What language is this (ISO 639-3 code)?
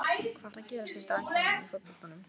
isl